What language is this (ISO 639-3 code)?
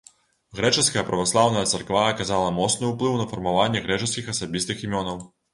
bel